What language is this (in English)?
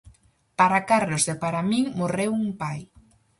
Galician